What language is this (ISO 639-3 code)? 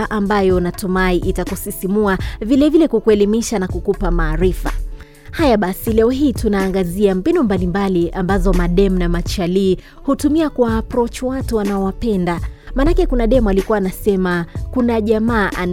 swa